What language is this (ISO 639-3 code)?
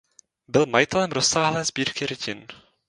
ces